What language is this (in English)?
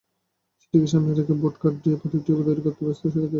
Bangla